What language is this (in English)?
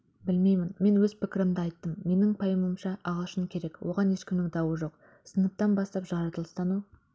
Kazakh